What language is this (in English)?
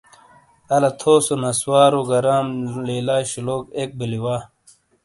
Shina